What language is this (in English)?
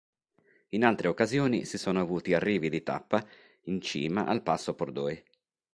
Italian